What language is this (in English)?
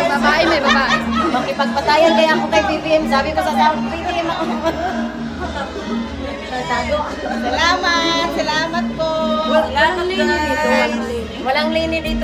Indonesian